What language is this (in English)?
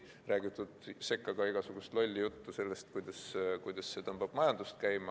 Estonian